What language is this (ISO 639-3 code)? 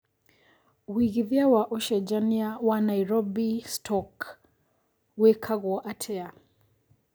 kik